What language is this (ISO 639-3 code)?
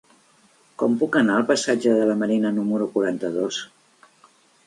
cat